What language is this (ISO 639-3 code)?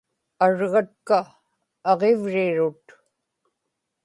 ipk